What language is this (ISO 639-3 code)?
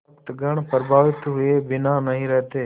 hin